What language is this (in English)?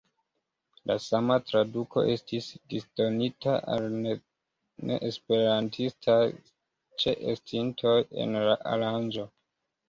Esperanto